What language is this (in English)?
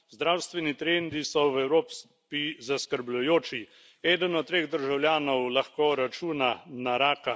Slovenian